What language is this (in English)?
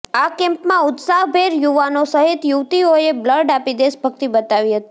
Gujarati